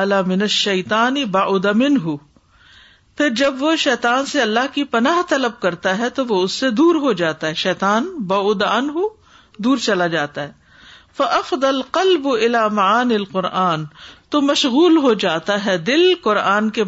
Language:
Urdu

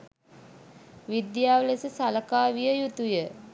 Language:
Sinhala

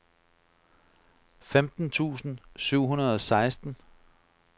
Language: Danish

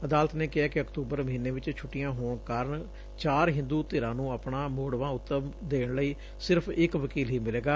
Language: Punjabi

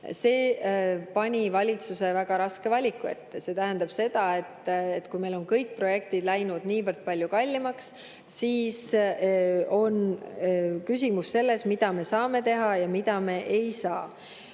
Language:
Estonian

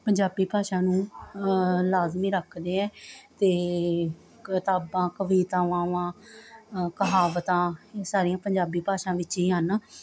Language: Punjabi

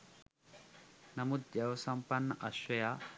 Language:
Sinhala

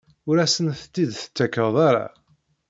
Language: Kabyle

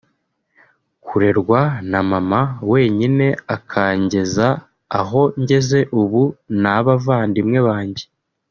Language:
Kinyarwanda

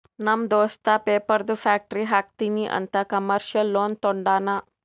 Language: Kannada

